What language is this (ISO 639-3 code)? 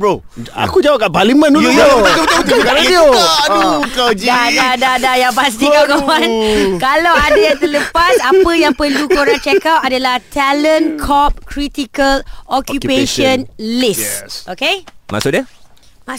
msa